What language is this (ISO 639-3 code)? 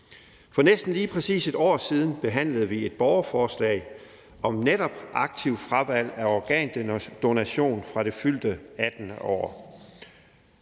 dan